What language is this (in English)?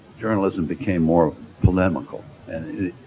English